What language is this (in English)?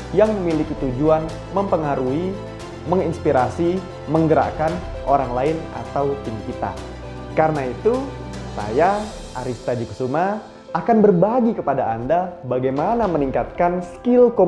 Indonesian